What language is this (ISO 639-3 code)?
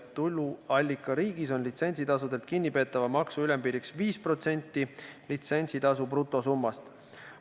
est